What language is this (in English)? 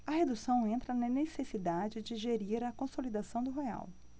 Portuguese